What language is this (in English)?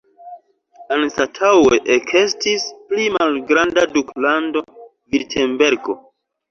Esperanto